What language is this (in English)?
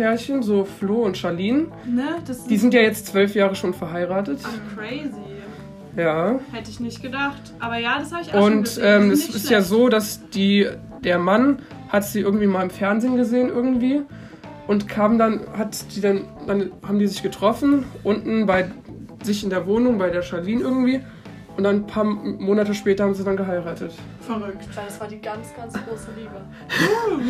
German